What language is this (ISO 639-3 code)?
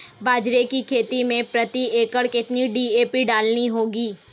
hin